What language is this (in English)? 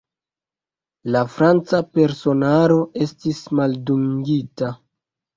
Esperanto